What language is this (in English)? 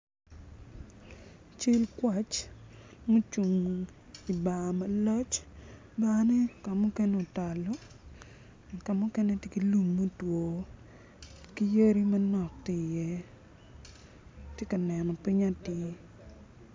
Acoli